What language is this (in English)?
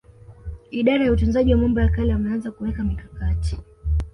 Swahili